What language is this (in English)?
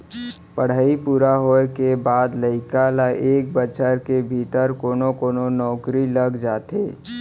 Chhattisgarhi